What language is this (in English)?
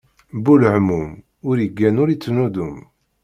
Kabyle